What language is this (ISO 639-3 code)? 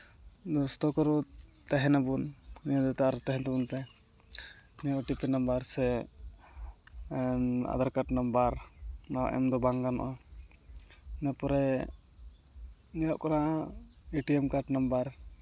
sat